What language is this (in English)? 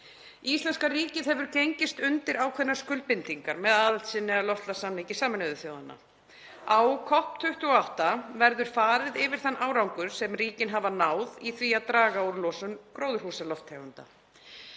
Icelandic